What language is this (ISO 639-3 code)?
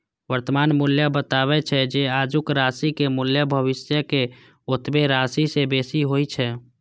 mai